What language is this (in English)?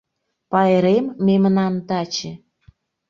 Mari